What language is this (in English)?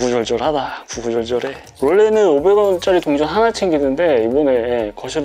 Korean